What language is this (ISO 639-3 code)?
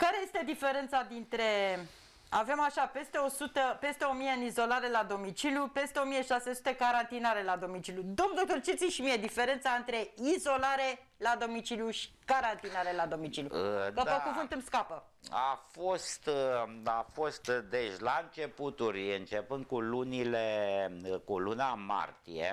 ron